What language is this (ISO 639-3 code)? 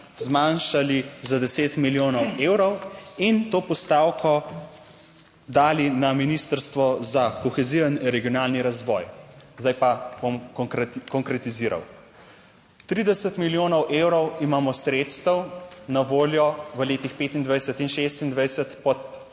slv